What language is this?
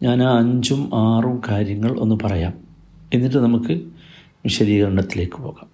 Malayalam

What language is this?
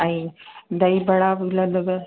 Sindhi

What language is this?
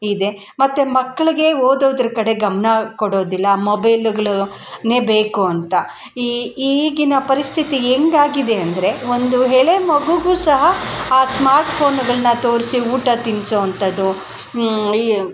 Kannada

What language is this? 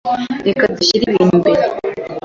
Kinyarwanda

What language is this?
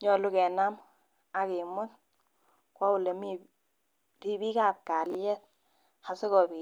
Kalenjin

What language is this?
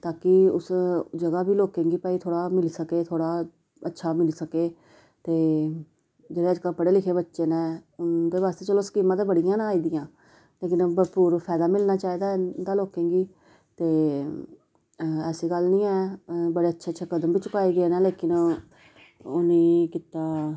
Dogri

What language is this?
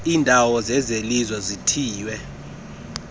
Xhosa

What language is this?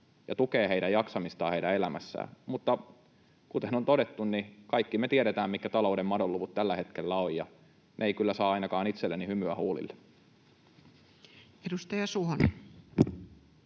Finnish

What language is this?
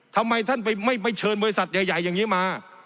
Thai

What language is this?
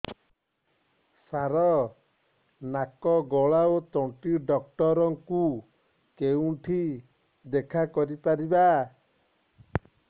Odia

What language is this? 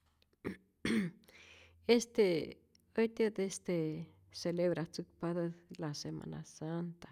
Rayón Zoque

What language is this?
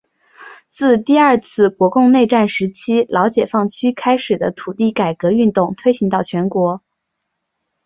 Chinese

